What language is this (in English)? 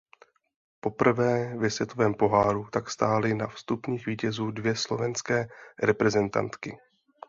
Czech